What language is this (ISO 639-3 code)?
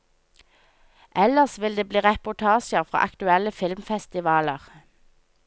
nor